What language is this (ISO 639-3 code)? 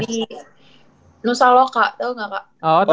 ind